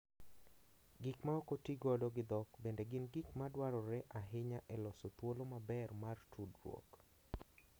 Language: Luo (Kenya and Tanzania)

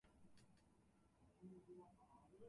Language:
Japanese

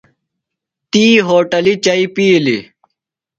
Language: Phalura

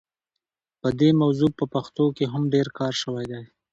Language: Pashto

